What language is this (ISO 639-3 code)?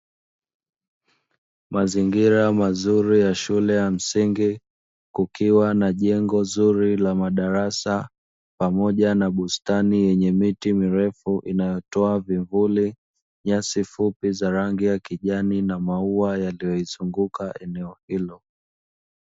swa